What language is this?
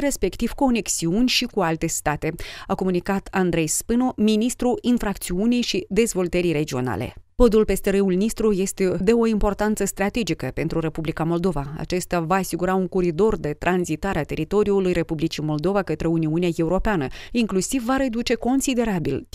Romanian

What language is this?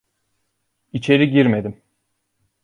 Turkish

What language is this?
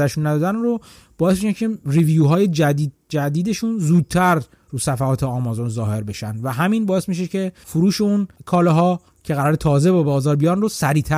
Persian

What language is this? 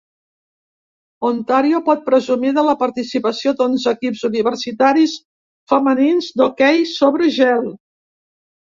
Catalan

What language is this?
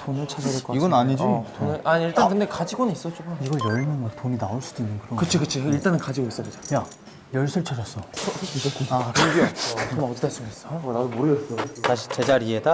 Korean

